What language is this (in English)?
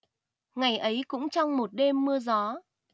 Vietnamese